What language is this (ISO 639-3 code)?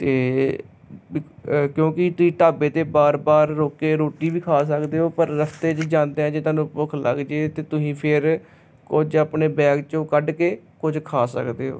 pan